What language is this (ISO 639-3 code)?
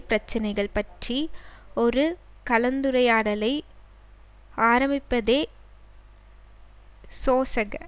tam